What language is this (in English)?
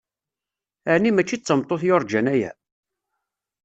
Kabyle